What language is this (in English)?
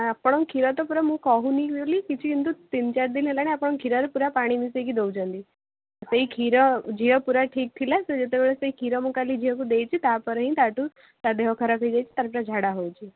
Odia